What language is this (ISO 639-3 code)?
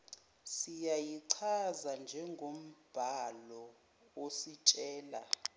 zul